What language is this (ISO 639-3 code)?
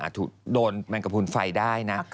tha